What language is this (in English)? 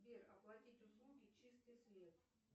Russian